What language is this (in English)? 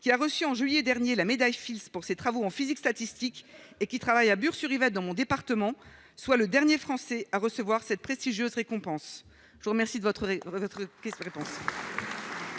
French